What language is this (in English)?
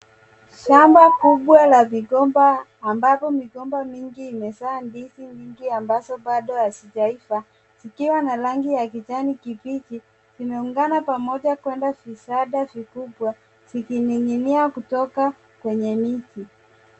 Swahili